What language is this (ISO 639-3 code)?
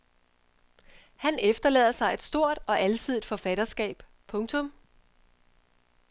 dan